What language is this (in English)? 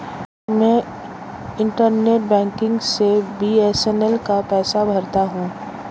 Hindi